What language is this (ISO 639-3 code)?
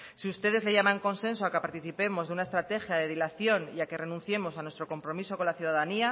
spa